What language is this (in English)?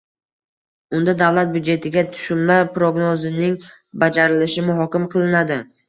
Uzbek